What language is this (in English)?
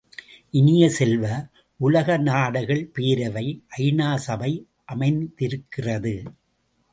Tamil